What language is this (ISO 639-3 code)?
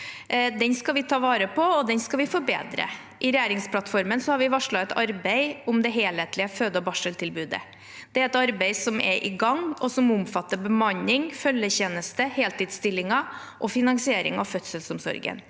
nor